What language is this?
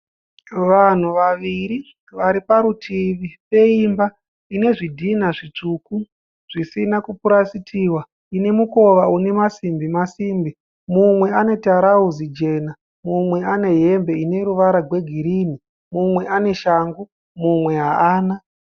Shona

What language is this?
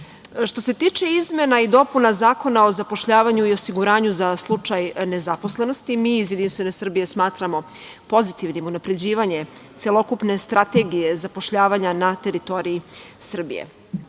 Serbian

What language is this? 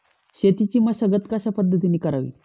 Marathi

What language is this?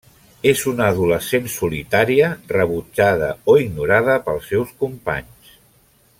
Catalan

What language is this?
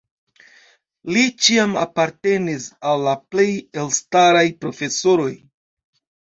Esperanto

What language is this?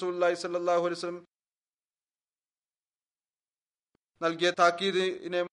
Malayalam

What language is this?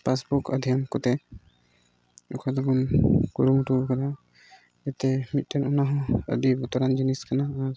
Santali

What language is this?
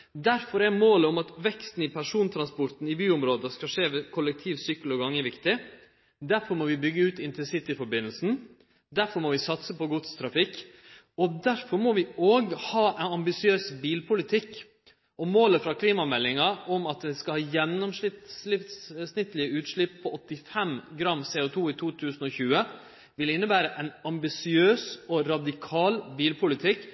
Norwegian Nynorsk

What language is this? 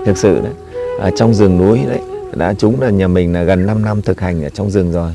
Vietnamese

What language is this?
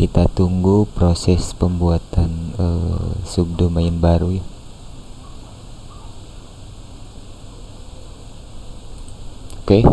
Indonesian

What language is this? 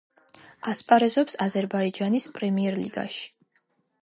Georgian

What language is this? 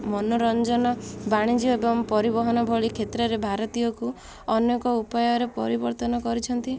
Odia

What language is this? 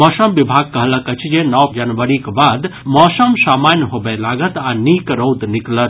Maithili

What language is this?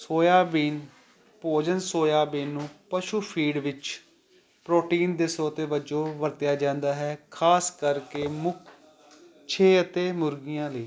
Punjabi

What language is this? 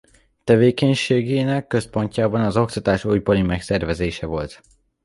Hungarian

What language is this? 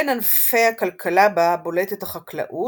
Hebrew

